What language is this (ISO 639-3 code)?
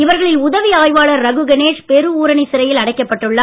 tam